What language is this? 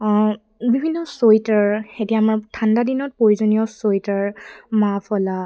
Assamese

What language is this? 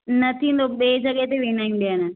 Sindhi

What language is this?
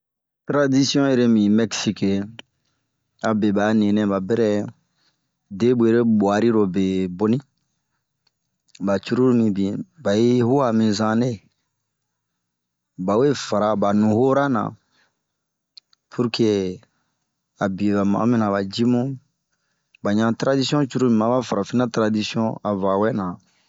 Bomu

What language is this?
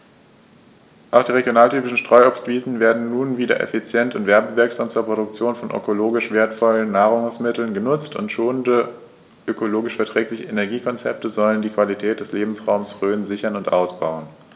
German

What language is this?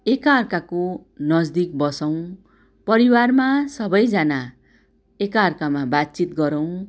Nepali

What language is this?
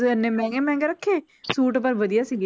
Punjabi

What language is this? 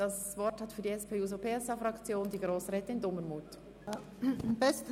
Swiss German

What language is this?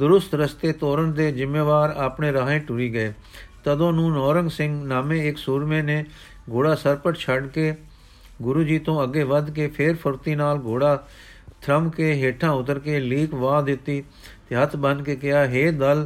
Punjabi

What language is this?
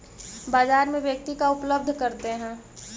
Magahi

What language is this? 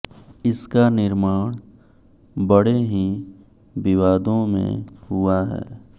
Hindi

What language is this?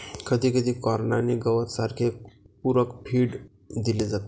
Marathi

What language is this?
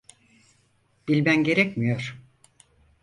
Turkish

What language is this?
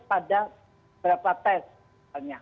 Indonesian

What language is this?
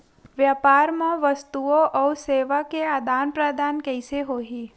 Chhattisgarhi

